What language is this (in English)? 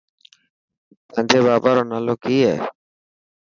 Dhatki